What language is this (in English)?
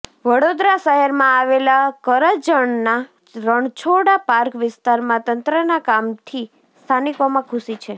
Gujarati